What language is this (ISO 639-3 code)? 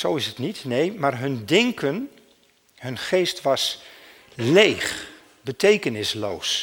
nld